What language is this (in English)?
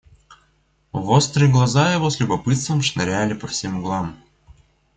Russian